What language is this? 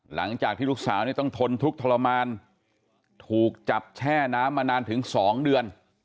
Thai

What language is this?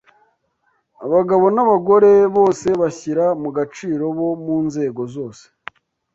Kinyarwanda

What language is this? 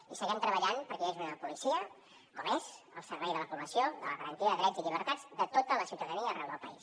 Catalan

